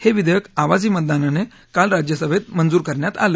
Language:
Marathi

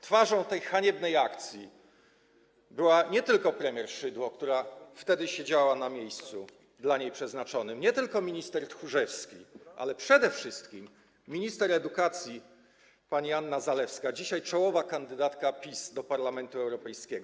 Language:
Polish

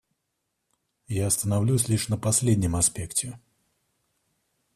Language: Russian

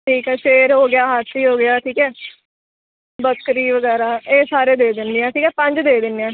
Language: Punjabi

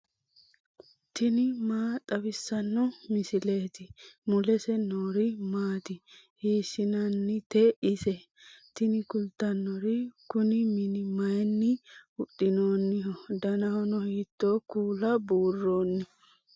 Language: Sidamo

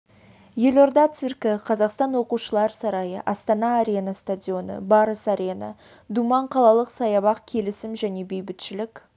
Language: Kazakh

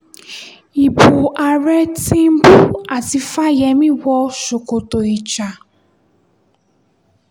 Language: Yoruba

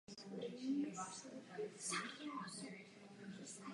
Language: Czech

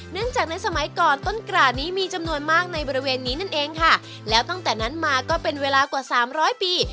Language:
Thai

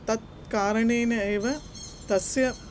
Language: Sanskrit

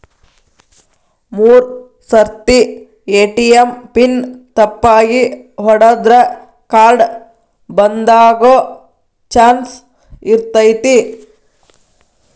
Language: Kannada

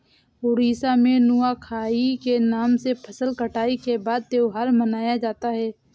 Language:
Hindi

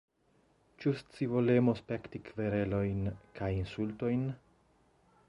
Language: Esperanto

